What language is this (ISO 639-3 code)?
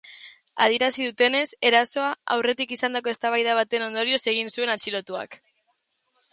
eus